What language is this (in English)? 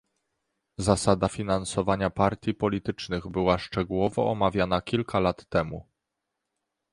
Polish